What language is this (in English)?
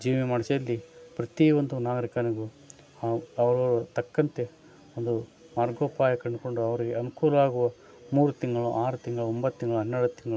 Kannada